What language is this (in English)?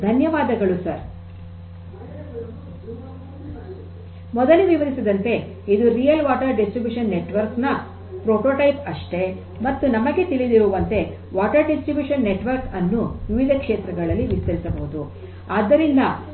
Kannada